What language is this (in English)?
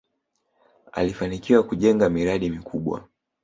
Swahili